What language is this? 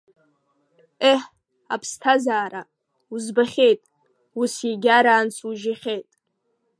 Abkhazian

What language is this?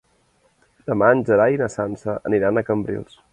Catalan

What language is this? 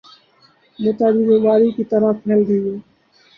Urdu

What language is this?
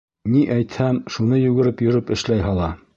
Bashkir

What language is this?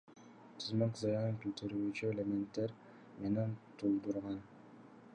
Kyrgyz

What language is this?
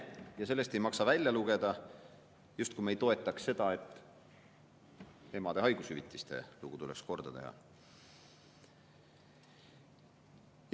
Estonian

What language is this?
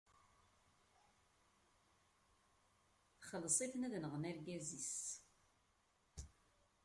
Kabyle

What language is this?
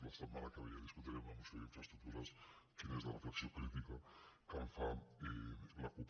Catalan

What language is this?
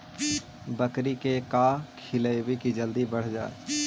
Magahi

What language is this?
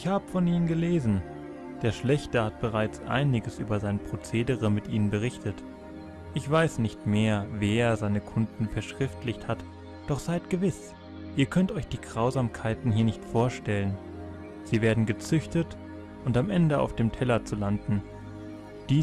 German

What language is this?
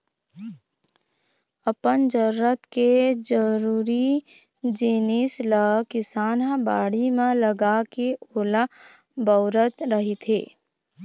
Chhattisgarhi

